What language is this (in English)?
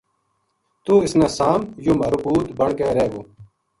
Gujari